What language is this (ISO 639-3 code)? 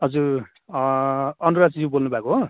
nep